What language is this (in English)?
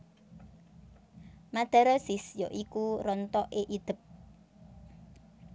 Javanese